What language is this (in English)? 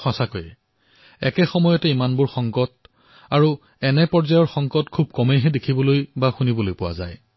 Assamese